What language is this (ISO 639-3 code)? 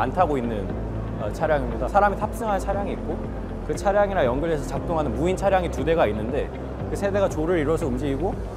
kor